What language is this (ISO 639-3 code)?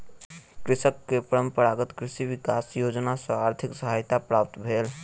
mai